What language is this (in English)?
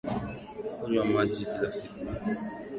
Swahili